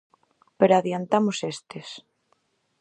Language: Galician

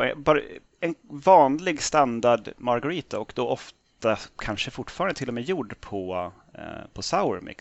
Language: Swedish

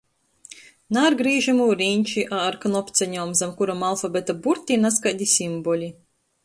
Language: Latgalian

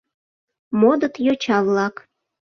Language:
Mari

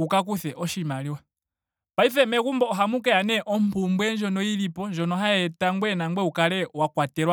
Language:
Ndonga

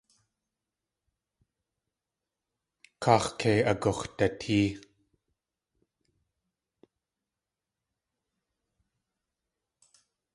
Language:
Tlingit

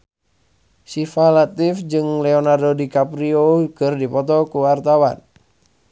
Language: Sundanese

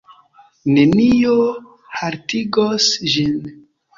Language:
Esperanto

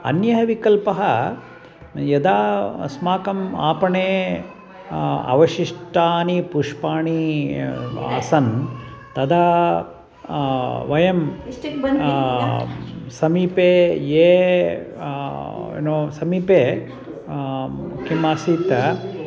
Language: Sanskrit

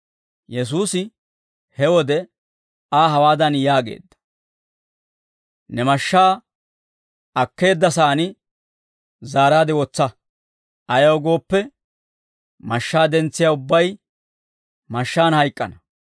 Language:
Dawro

